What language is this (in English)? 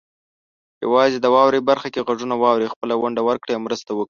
Pashto